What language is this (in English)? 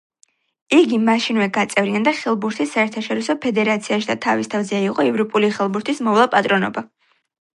Georgian